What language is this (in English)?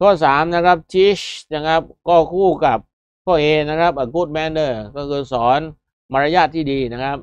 Thai